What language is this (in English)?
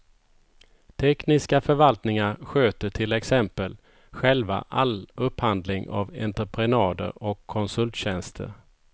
Swedish